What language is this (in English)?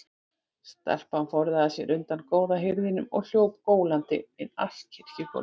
Icelandic